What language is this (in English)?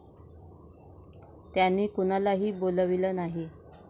Marathi